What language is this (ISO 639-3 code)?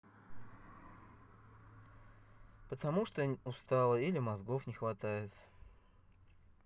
rus